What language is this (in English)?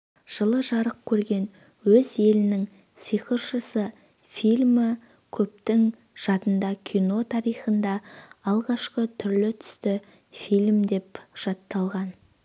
Kazakh